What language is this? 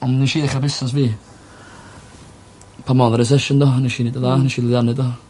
Welsh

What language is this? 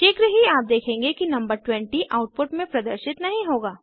Hindi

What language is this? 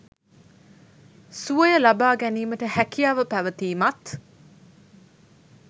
Sinhala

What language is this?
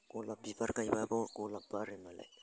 Bodo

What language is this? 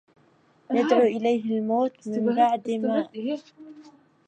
Arabic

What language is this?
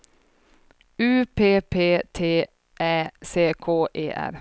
Swedish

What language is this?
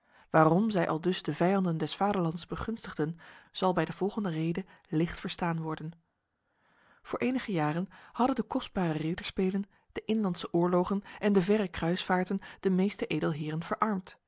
Dutch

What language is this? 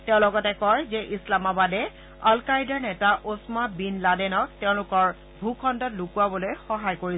Assamese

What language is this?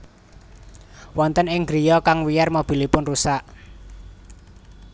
Javanese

